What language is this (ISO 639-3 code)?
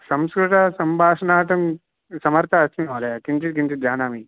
san